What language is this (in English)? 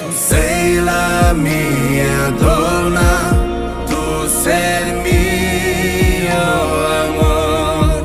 Italian